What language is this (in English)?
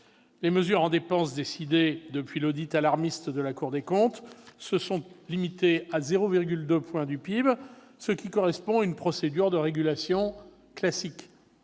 French